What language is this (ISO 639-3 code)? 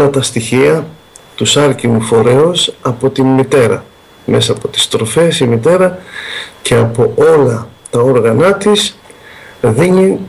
ell